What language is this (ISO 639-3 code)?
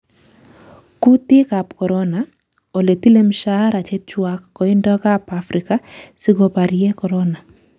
kln